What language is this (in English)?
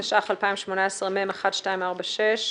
Hebrew